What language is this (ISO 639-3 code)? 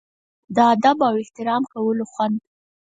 pus